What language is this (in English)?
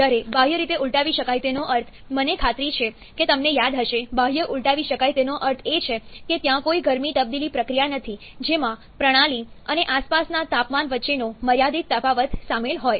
Gujarati